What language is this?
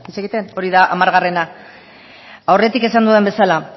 Basque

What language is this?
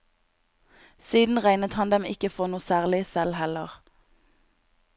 Norwegian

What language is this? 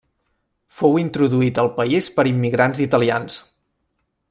Catalan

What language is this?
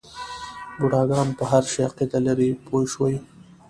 Pashto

